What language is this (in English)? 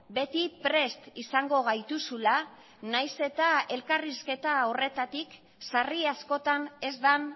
Basque